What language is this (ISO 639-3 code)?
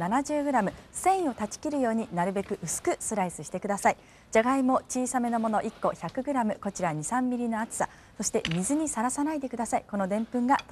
jpn